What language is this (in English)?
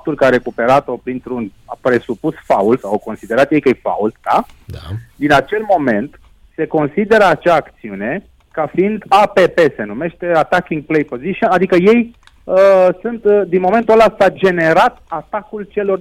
Romanian